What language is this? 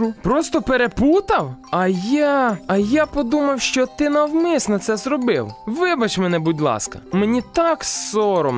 Ukrainian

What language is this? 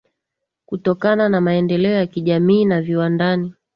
Swahili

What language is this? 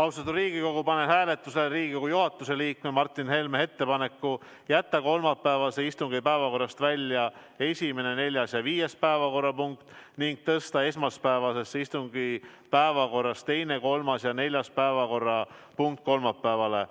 Estonian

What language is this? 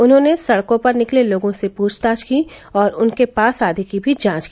Hindi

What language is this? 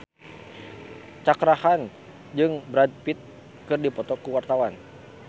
Sundanese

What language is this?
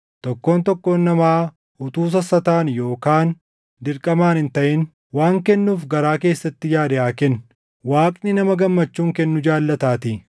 Oromo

